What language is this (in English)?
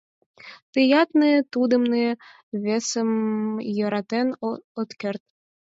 Mari